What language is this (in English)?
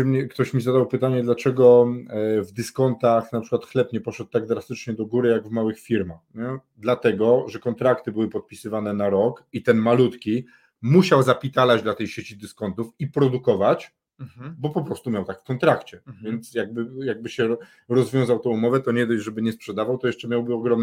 Polish